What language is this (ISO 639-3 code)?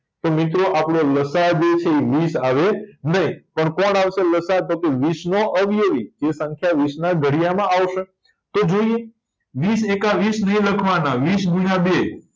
guj